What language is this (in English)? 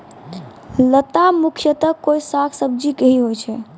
Maithili